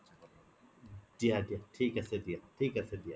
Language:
Assamese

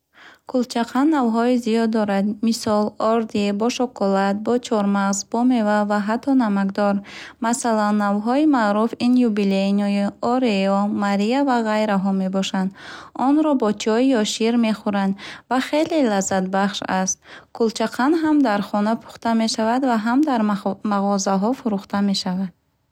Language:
Bukharic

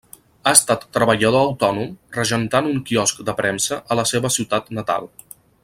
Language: Catalan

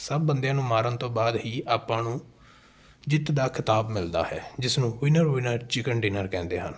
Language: Punjabi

